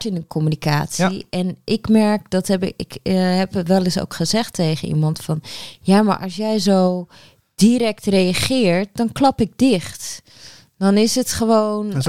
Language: Dutch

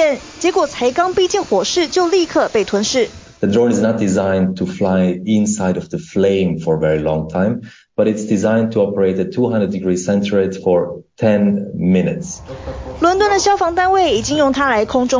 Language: Chinese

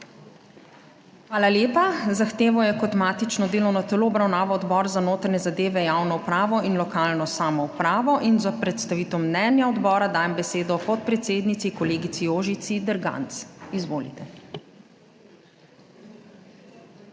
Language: Slovenian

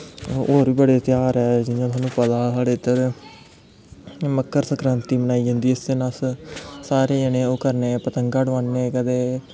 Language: Dogri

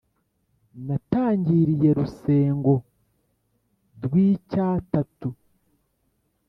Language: Kinyarwanda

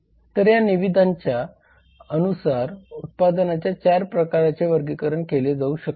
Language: Marathi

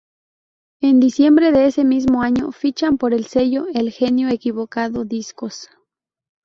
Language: Spanish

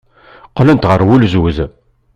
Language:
Kabyle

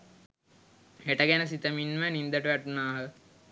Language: Sinhala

